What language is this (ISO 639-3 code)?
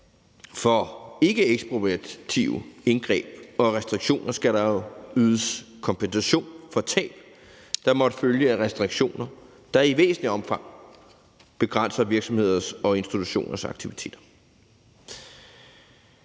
dan